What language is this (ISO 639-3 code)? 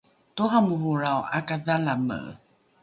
dru